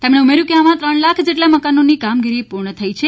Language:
Gujarati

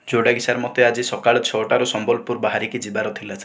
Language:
Odia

